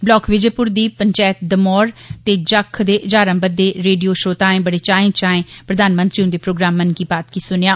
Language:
Dogri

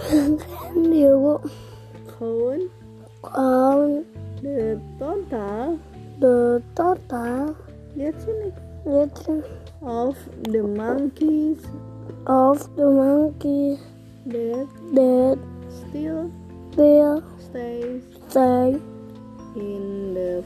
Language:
Indonesian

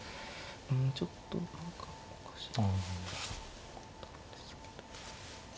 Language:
Japanese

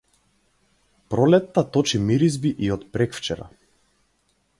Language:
Macedonian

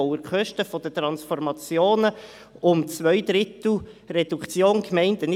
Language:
Swiss German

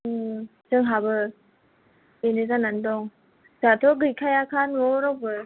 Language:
Bodo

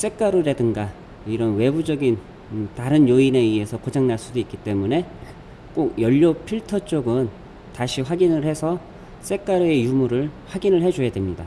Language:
Korean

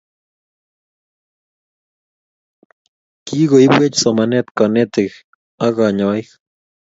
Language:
Kalenjin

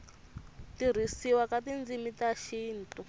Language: Tsonga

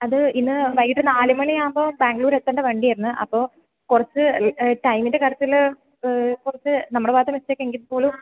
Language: Malayalam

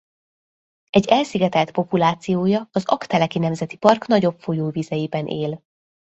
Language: Hungarian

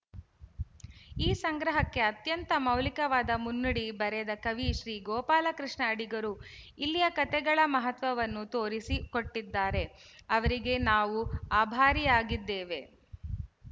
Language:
Kannada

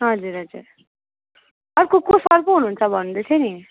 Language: Nepali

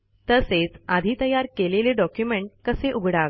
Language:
Marathi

